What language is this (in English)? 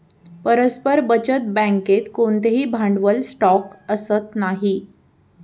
Marathi